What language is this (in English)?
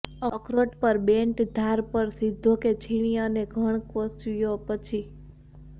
Gujarati